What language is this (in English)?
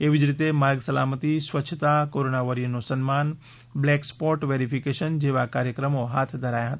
Gujarati